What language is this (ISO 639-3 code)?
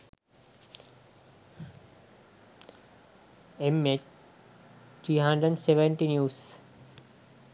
sin